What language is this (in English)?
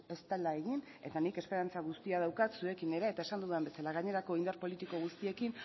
Basque